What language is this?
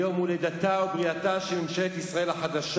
Hebrew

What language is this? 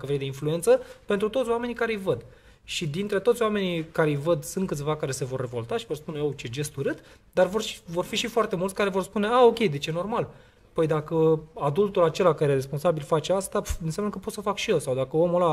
Romanian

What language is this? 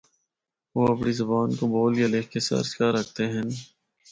Northern Hindko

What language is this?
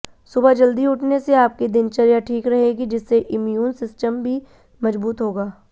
Hindi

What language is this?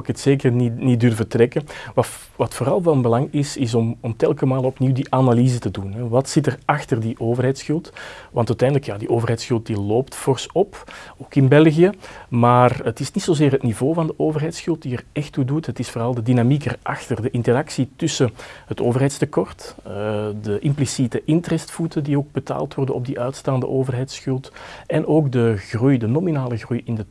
Dutch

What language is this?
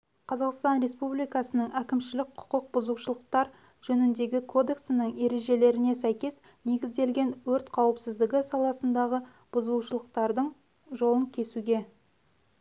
Kazakh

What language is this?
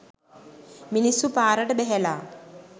Sinhala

